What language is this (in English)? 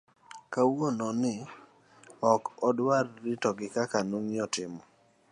Luo (Kenya and Tanzania)